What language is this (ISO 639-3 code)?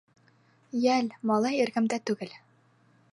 bak